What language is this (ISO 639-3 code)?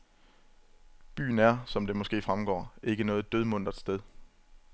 dan